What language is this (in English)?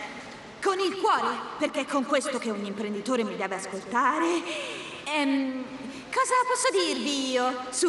Italian